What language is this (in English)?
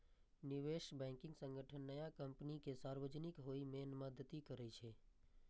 Maithili